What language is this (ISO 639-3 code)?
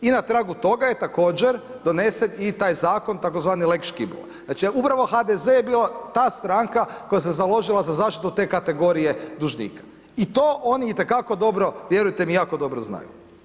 hrv